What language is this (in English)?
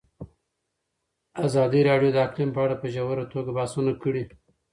Pashto